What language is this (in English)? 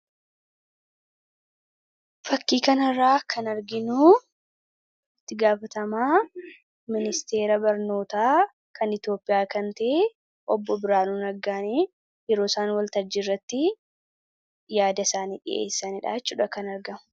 Oromo